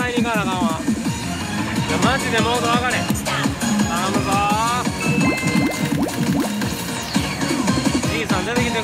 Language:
Japanese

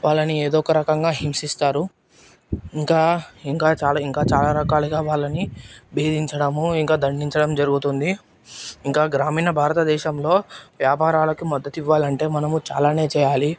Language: Telugu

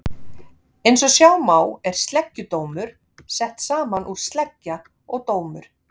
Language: Icelandic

